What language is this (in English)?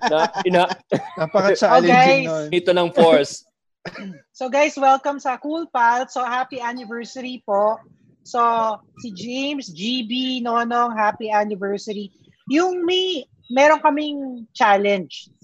Filipino